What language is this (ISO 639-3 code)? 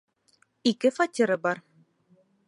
bak